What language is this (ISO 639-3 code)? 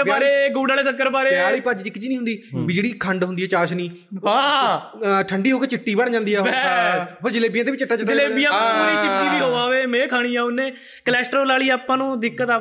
pan